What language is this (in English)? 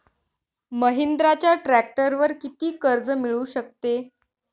Marathi